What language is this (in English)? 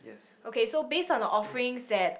English